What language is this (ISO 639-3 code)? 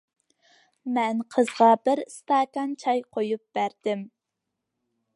uig